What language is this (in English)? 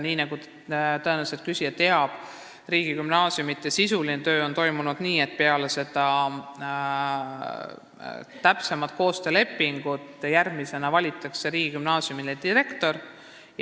Estonian